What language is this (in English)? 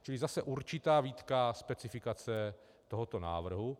Czech